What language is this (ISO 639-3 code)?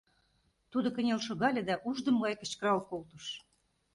chm